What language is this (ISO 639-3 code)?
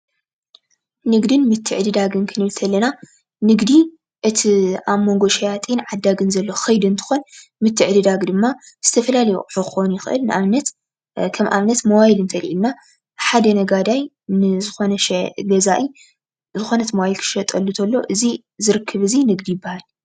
tir